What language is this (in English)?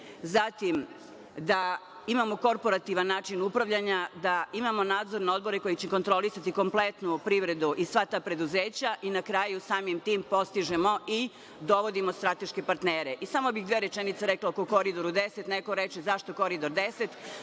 Serbian